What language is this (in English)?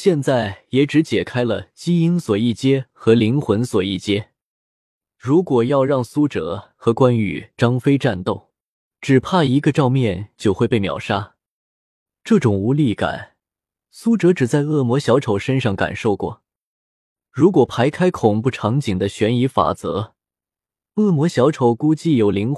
Chinese